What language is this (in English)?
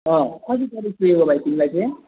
Nepali